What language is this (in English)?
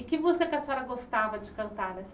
Portuguese